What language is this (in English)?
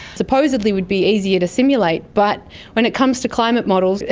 English